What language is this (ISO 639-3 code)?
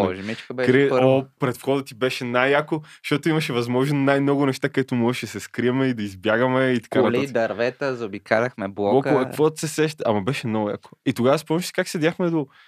bul